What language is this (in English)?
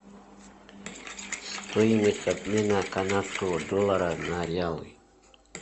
Russian